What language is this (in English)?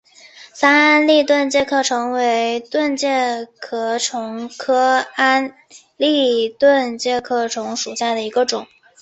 Chinese